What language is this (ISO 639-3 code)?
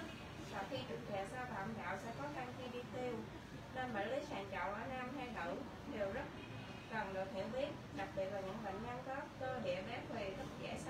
vie